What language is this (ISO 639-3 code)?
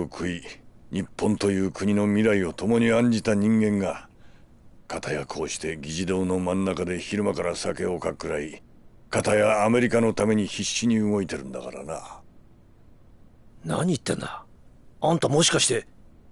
jpn